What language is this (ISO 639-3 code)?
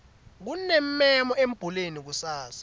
ssw